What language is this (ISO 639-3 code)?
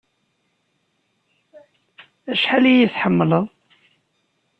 kab